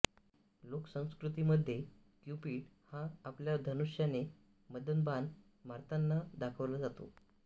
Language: Marathi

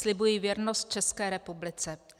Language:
Czech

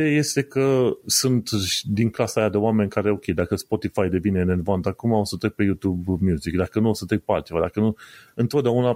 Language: Romanian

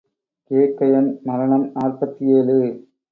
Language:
Tamil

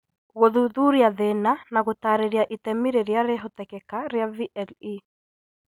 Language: Kikuyu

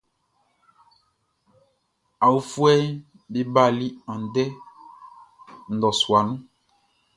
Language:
Baoulé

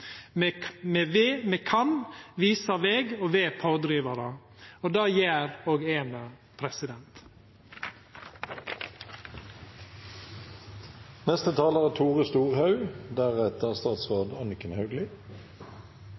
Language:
Norwegian Nynorsk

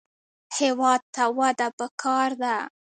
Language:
Pashto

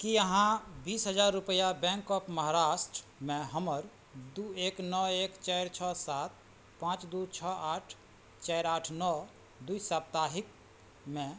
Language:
Maithili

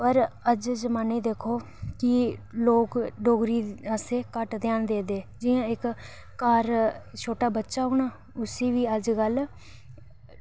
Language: Dogri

